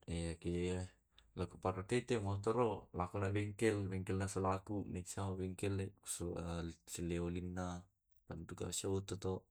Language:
Tae'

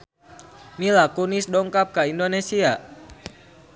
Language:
Sundanese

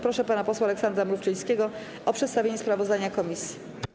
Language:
Polish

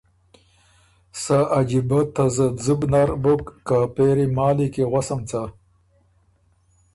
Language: Ormuri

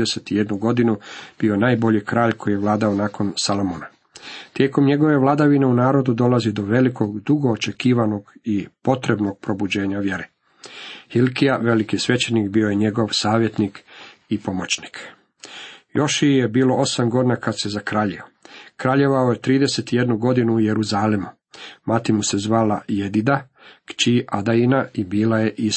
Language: Croatian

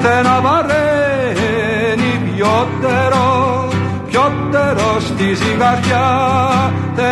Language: Greek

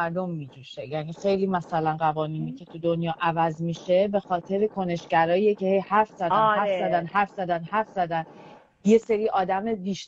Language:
Persian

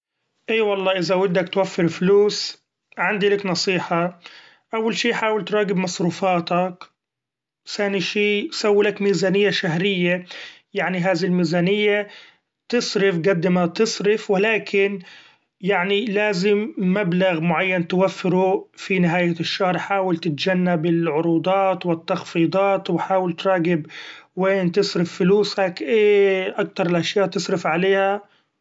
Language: Gulf Arabic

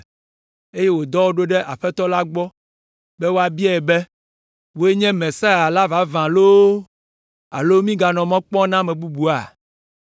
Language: Ewe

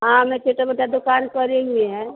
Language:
Hindi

